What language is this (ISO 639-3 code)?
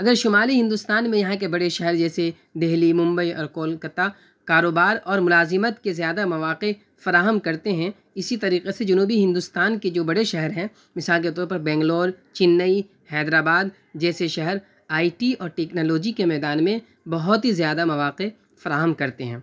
urd